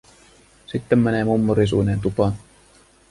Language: Finnish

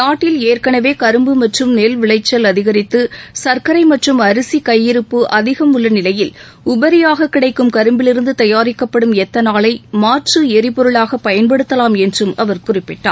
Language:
Tamil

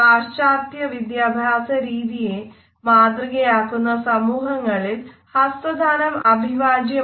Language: Malayalam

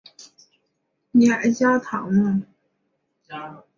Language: Chinese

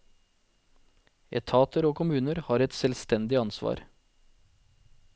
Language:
Norwegian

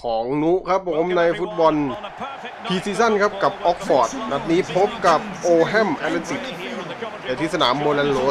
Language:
Thai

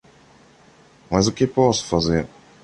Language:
Portuguese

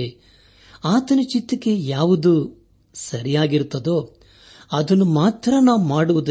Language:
Kannada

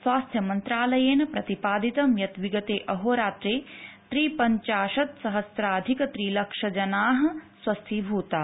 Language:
Sanskrit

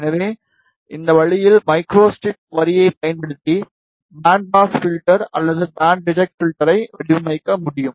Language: Tamil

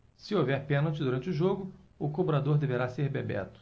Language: Portuguese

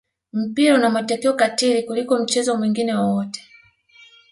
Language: Swahili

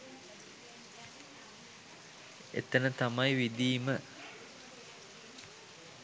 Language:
Sinhala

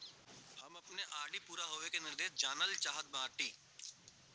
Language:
Bhojpuri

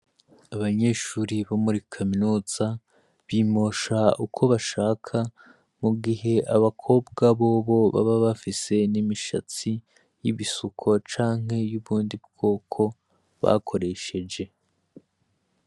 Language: Rundi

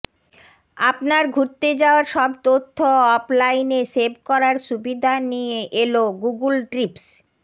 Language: Bangla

